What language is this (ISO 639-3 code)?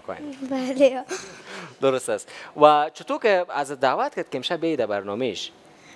fas